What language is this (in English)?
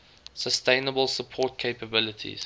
English